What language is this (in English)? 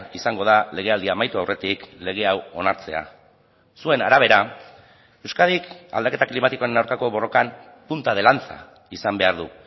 Basque